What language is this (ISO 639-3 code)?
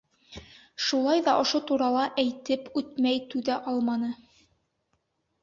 bak